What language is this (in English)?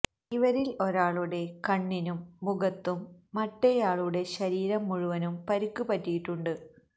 Malayalam